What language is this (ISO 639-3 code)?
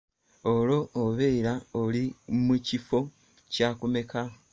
lug